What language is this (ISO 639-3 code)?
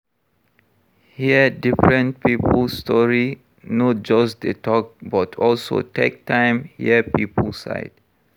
pcm